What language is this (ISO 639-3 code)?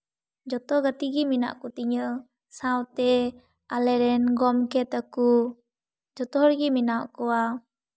sat